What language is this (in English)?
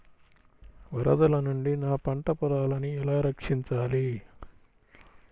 Telugu